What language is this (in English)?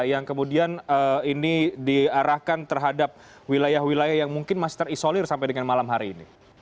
Indonesian